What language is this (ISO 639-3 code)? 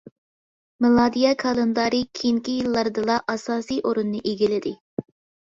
uig